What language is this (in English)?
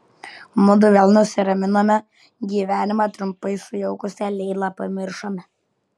Lithuanian